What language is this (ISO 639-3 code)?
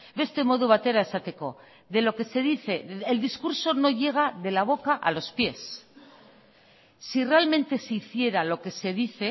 spa